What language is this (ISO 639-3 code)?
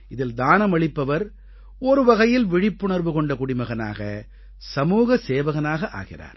tam